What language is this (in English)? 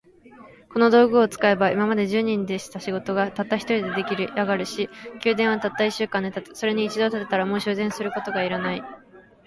Japanese